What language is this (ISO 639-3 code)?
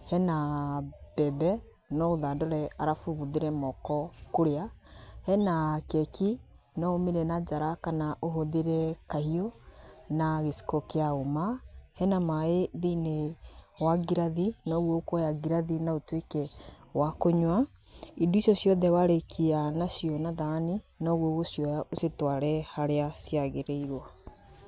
kik